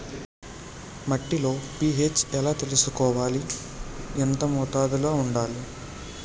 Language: Telugu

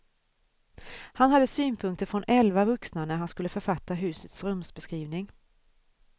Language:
Swedish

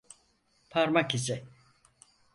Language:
Turkish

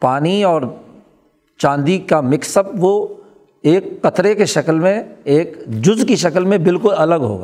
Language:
Urdu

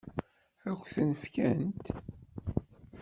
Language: Kabyle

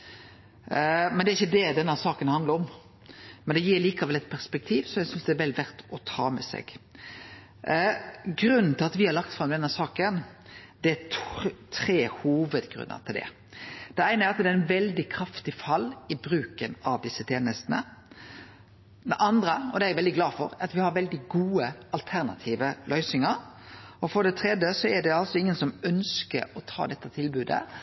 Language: Norwegian Nynorsk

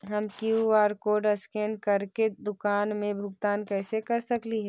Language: Magahi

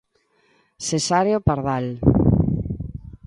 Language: Galician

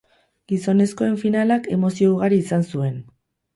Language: Basque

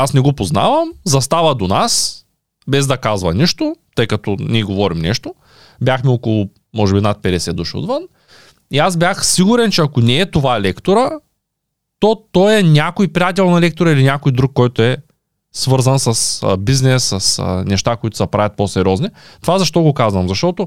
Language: Bulgarian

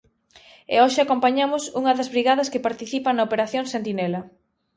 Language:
Galician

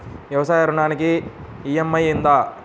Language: Telugu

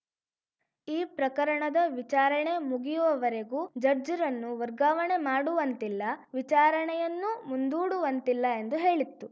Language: Kannada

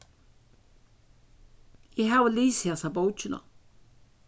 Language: Faroese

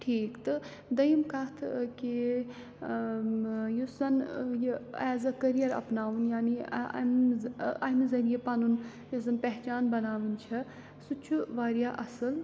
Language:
Kashmiri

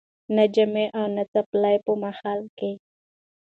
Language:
Pashto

